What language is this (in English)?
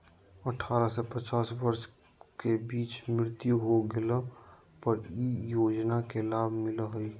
Magahi